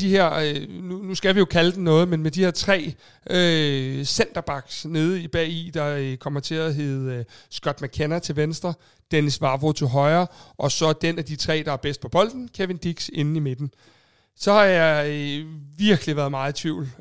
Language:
Danish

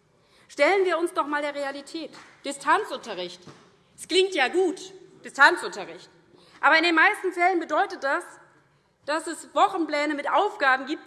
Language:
German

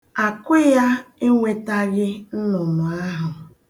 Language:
Igbo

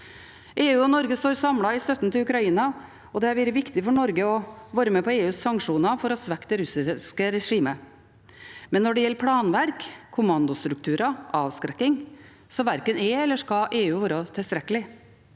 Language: Norwegian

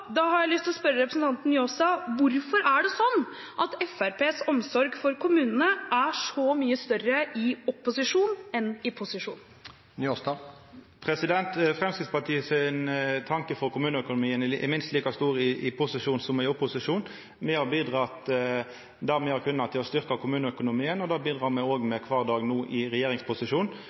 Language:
Norwegian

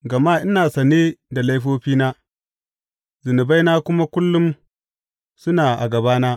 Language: Hausa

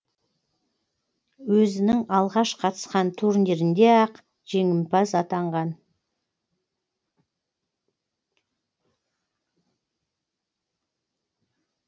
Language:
Kazakh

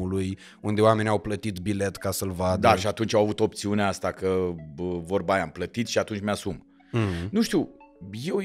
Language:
Romanian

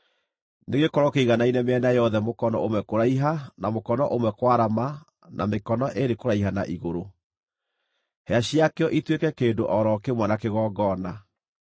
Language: Kikuyu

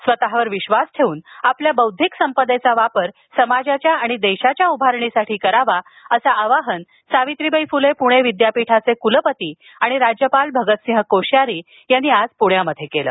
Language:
Marathi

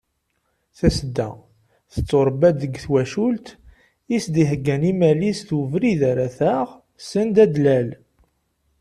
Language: Kabyle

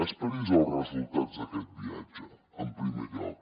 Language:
Catalan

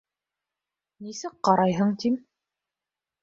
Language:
Bashkir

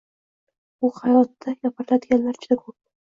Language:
Uzbek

